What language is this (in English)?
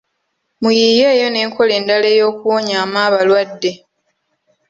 Ganda